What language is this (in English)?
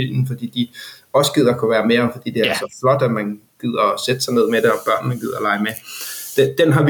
Danish